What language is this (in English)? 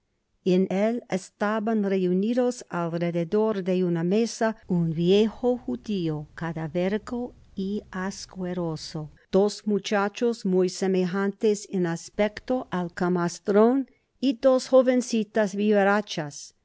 Spanish